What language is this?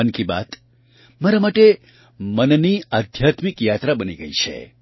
Gujarati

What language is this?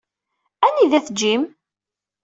Kabyle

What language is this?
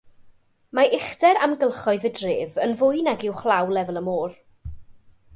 Welsh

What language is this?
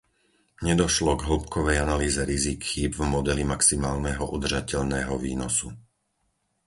Slovak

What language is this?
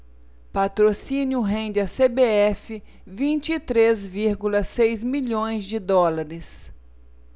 Portuguese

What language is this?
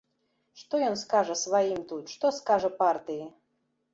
Belarusian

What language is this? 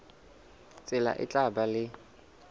Southern Sotho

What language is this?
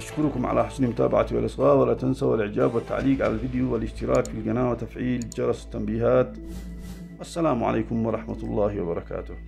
Arabic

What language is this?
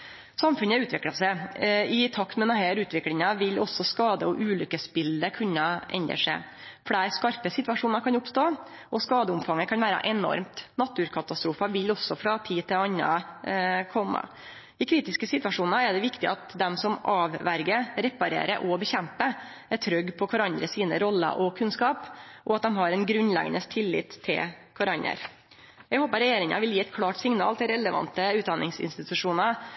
Norwegian Nynorsk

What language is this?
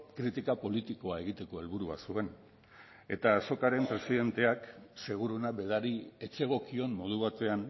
Basque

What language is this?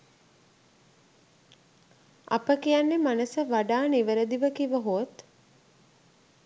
Sinhala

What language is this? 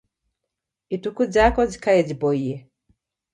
Taita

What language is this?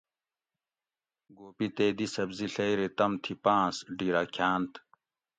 Gawri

